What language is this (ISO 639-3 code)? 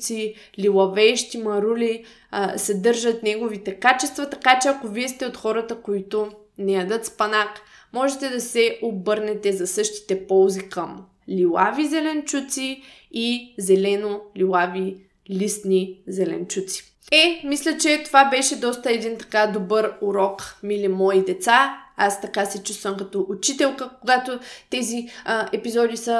bul